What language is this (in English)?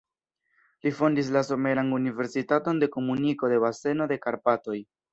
Esperanto